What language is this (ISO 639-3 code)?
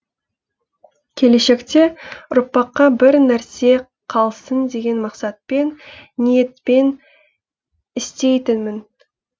kaz